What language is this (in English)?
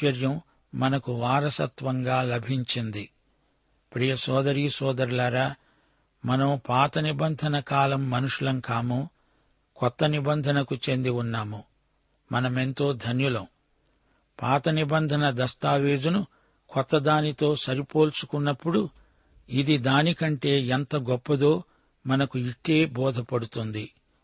Telugu